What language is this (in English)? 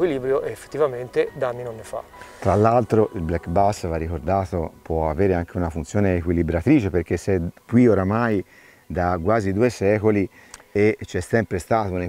Italian